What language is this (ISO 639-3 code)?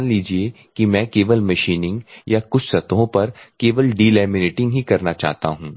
hin